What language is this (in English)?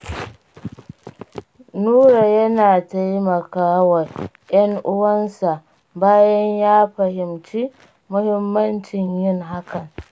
Hausa